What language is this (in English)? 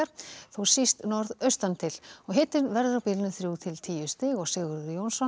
Icelandic